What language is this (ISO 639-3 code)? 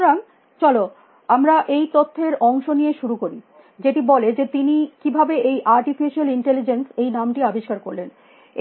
ben